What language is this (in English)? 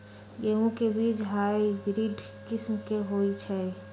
Magahi